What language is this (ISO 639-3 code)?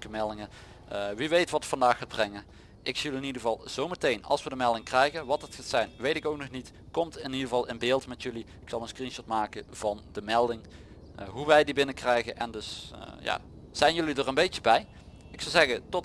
nld